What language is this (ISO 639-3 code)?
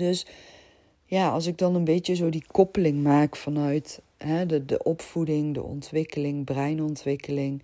nld